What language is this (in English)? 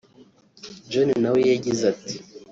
Kinyarwanda